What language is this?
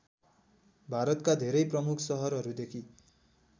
Nepali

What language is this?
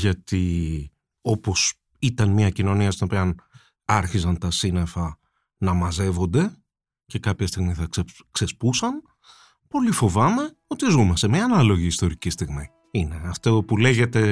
Greek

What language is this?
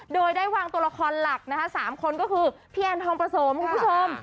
Thai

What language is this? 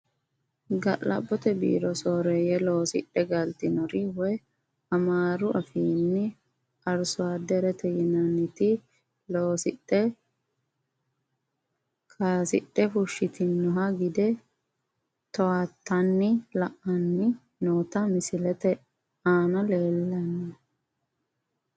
Sidamo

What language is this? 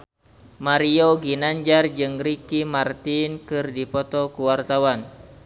Sundanese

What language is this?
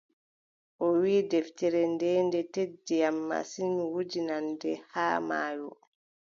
Adamawa Fulfulde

